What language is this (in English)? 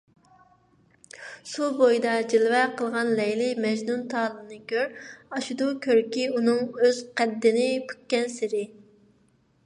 Uyghur